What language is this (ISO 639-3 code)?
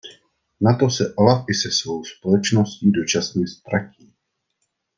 ces